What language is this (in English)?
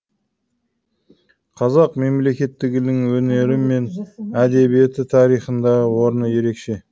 Kazakh